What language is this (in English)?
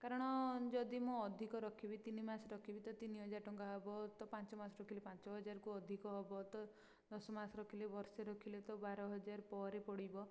Odia